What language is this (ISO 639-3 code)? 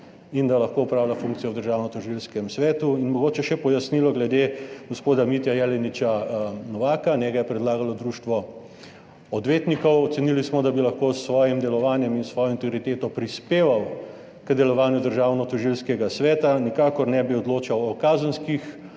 slv